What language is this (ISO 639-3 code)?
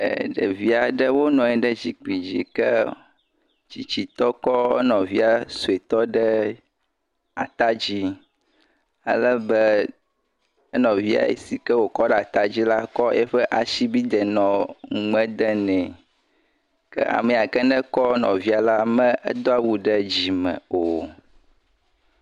ewe